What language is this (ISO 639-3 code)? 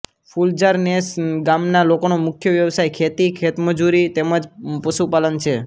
guj